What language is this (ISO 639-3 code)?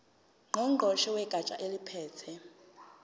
zul